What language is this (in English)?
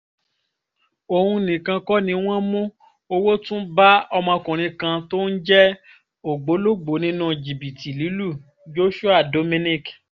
Yoruba